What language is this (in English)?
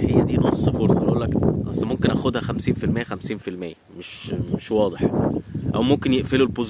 Arabic